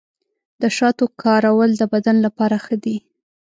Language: Pashto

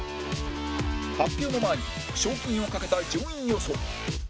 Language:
Japanese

